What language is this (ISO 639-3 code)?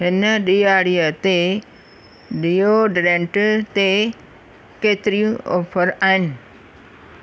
snd